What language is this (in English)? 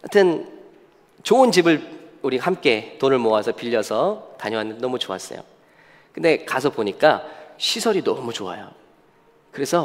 Korean